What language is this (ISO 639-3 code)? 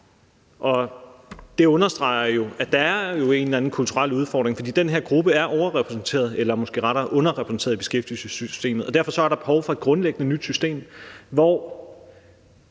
dan